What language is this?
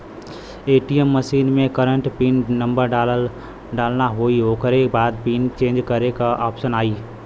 Bhojpuri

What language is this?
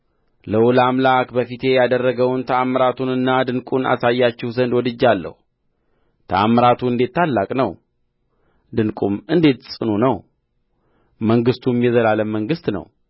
Amharic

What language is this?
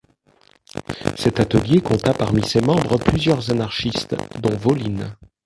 French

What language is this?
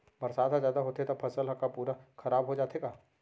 Chhattisgarhi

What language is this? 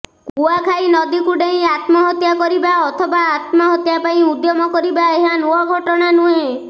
Odia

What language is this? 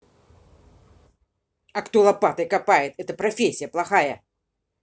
Russian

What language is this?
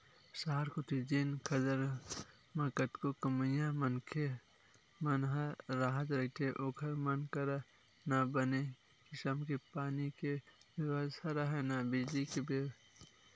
Chhattisgarhi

